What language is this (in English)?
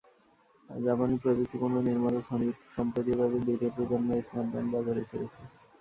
Bangla